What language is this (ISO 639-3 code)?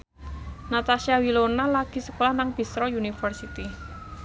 jav